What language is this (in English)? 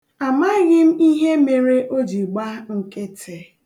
Igbo